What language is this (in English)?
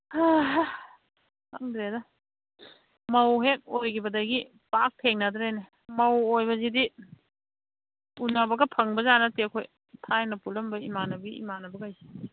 Manipuri